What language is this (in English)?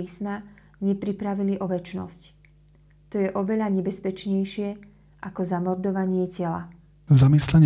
Slovak